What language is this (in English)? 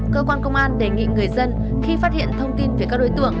Vietnamese